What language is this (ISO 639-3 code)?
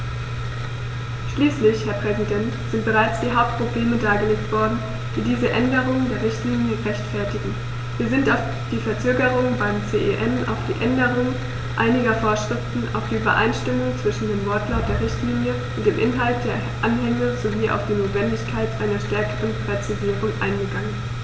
deu